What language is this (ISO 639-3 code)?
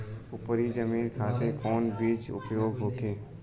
bho